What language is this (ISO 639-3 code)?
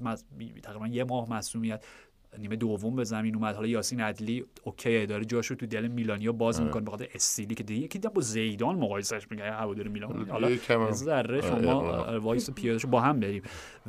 fas